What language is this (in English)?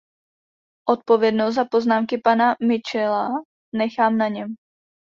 Czech